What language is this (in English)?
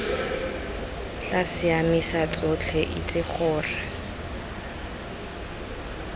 Tswana